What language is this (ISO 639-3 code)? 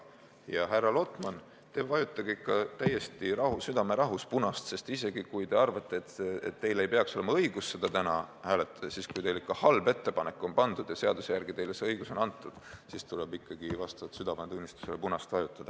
est